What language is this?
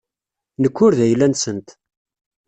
Kabyle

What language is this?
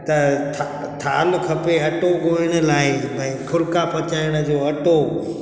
Sindhi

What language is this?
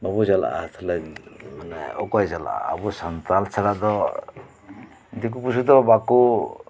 Santali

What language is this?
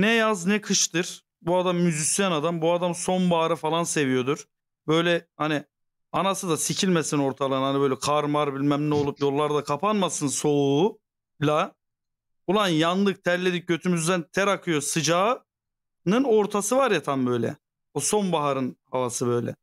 Turkish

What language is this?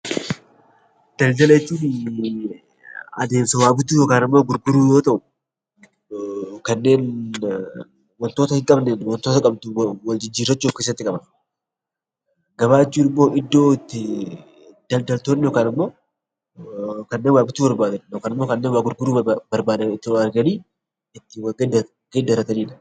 Oromo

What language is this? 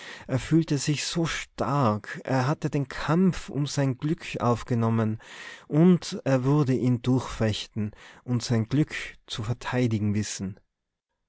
German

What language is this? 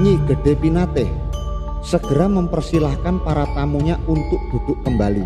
Indonesian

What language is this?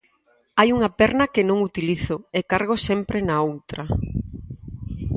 Galician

